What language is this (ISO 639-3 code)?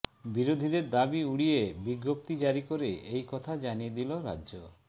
ben